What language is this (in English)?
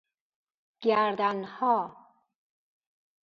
Persian